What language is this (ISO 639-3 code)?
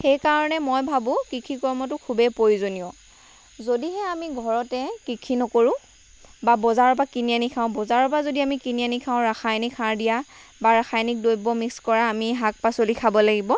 asm